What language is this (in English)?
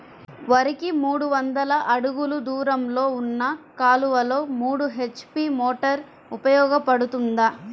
Telugu